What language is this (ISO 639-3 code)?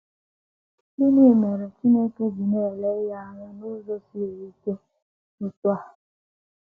ibo